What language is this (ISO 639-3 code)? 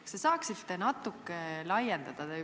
est